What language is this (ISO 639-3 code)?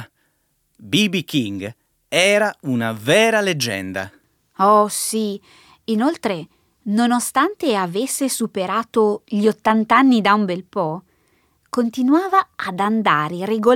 ita